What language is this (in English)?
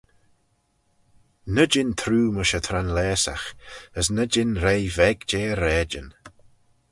Manx